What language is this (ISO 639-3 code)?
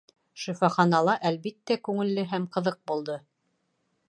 bak